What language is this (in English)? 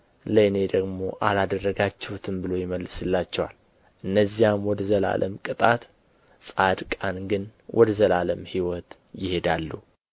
Amharic